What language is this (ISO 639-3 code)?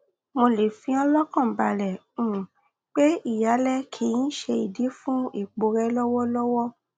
yor